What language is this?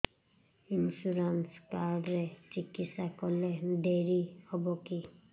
Odia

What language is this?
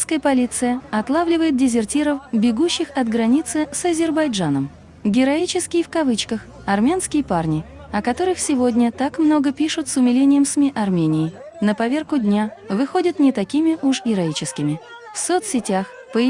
Russian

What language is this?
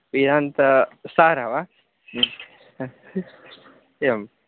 Sanskrit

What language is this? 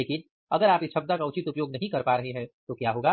Hindi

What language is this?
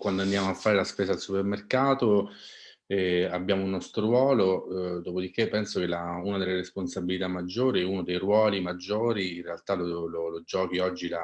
Italian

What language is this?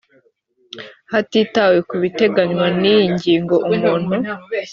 Kinyarwanda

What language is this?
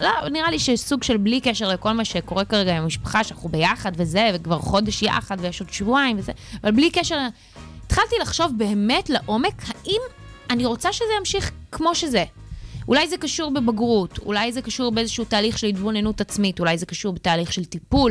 Hebrew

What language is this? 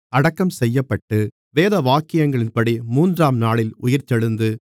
Tamil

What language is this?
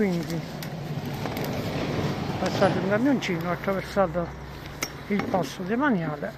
Italian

